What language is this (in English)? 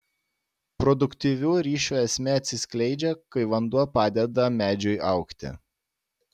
Lithuanian